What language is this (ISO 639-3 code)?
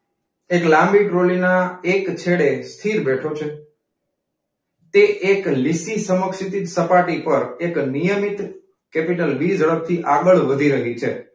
guj